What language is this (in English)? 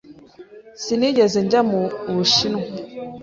Kinyarwanda